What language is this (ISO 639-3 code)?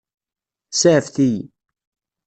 kab